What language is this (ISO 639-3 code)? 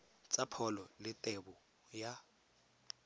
tsn